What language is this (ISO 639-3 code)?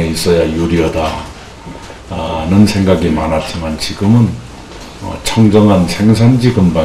kor